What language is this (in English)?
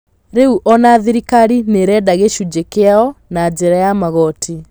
Kikuyu